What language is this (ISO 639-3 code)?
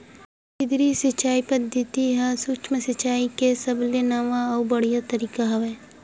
hne